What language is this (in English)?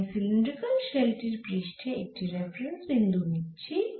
Bangla